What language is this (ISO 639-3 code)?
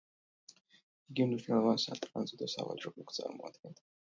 kat